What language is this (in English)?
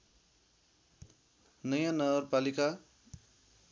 Nepali